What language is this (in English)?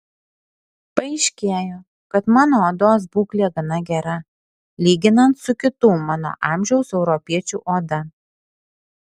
Lithuanian